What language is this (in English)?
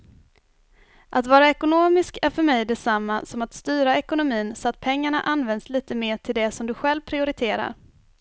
Swedish